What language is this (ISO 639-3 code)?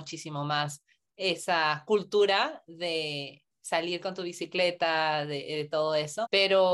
spa